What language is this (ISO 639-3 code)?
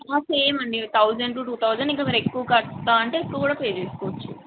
tel